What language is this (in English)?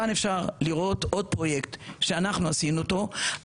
Hebrew